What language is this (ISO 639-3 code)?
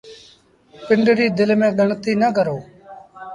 sbn